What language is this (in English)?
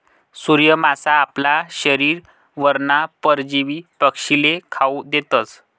Marathi